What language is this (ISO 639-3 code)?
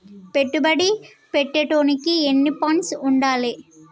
tel